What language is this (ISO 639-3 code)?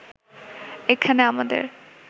ben